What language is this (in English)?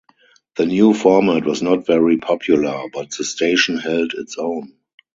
English